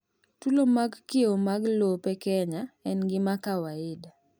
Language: Luo (Kenya and Tanzania)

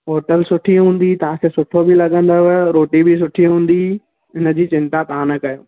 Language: Sindhi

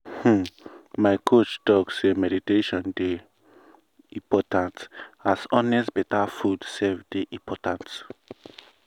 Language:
Nigerian Pidgin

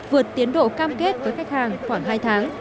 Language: Vietnamese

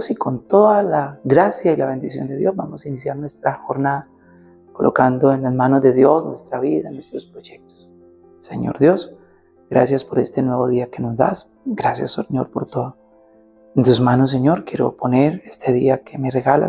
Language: Spanish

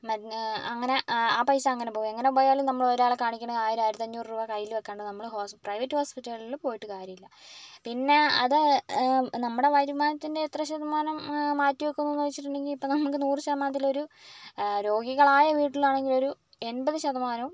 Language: Malayalam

